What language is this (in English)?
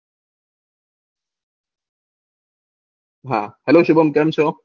Gujarati